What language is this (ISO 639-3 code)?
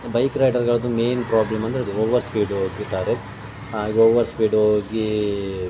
kan